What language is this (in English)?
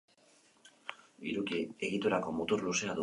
Basque